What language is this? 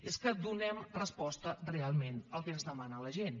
Catalan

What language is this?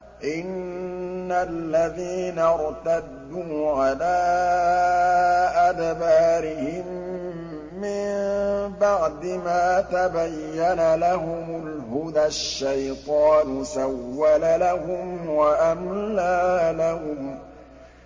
Arabic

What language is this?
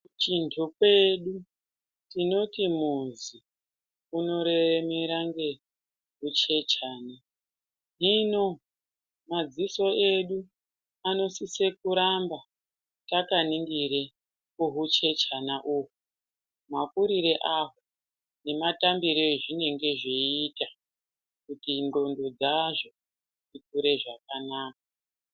Ndau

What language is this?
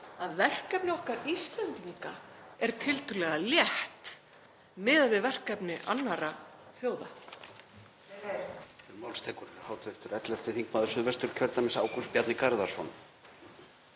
Icelandic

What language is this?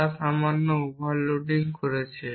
Bangla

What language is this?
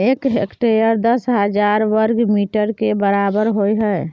Maithili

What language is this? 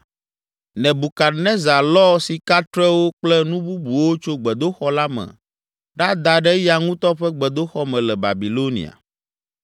Ewe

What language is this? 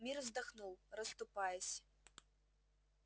Russian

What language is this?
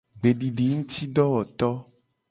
Gen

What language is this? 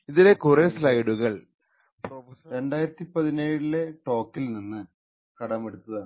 Malayalam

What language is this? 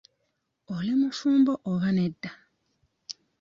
Ganda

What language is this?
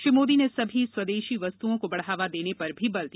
Hindi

